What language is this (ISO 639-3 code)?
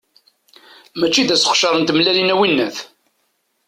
kab